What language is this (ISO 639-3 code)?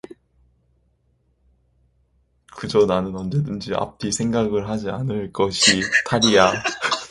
kor